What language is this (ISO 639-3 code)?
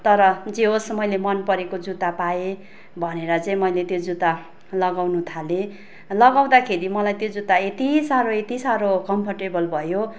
nep